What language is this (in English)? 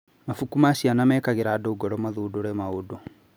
Kikuyu